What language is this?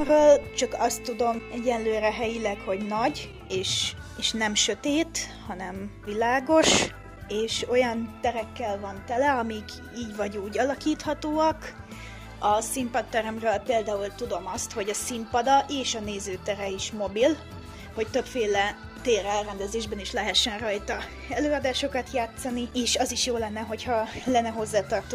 Hungarian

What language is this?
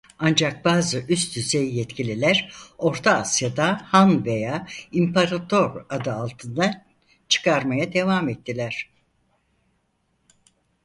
Turkish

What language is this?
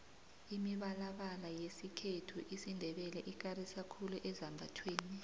South Ndebele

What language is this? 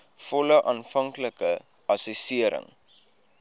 Afrikaans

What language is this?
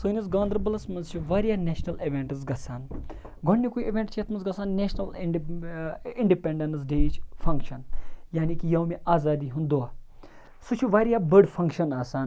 Kashmiri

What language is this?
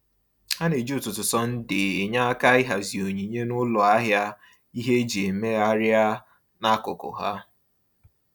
Igbo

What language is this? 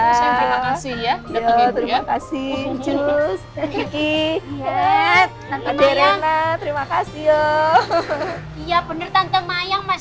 Indonesian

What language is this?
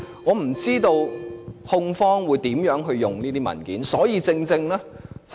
Cantonese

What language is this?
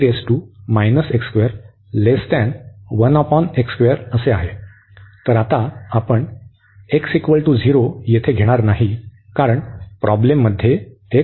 Marathi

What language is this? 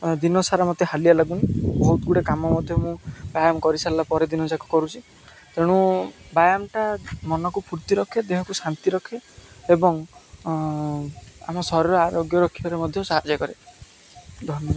Odia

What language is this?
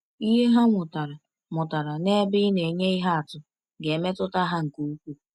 Igbo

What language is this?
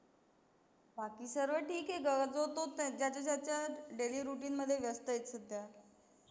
Marathi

